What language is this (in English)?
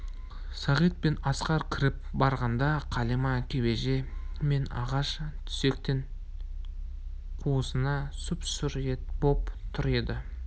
Kazakh